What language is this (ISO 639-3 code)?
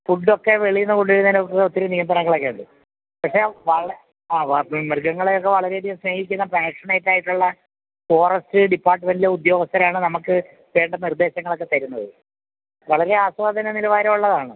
mal